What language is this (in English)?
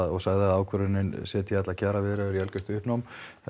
Icelandic